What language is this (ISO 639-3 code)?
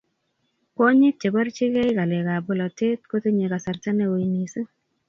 kln